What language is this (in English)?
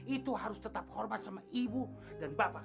Indonesian